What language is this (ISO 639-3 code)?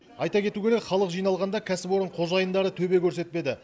kaz